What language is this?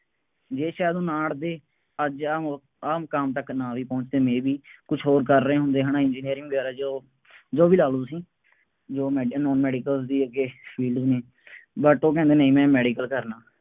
Punjabi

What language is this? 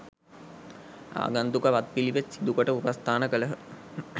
Sinhala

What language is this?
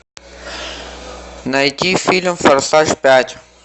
Russian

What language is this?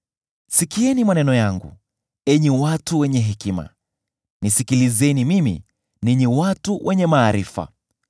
Swahili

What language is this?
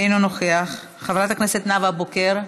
Hebrew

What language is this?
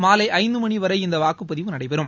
Tamil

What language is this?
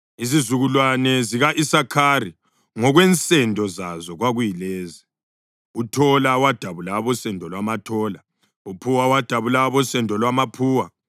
North Ndebele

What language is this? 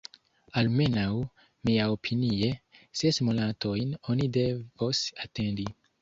Esperanto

